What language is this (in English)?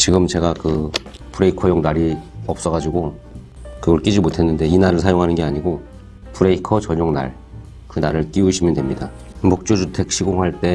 Korean